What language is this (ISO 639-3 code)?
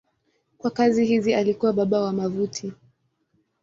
swa